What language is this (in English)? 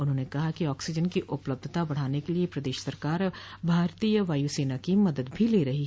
Hindi